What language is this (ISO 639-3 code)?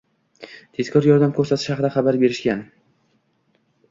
uzb